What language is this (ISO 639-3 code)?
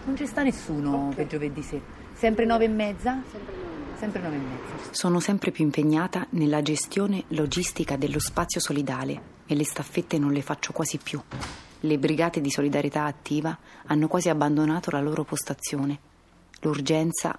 ita